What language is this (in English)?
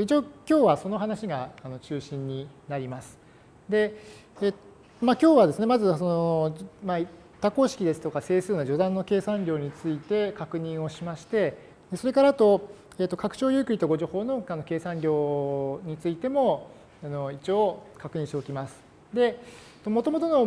Japanese